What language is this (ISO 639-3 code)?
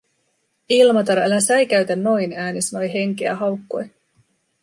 fin